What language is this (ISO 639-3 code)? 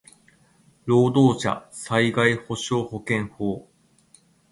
jpn